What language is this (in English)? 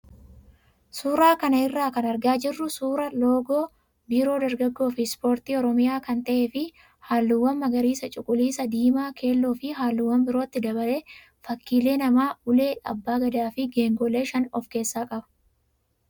Oromo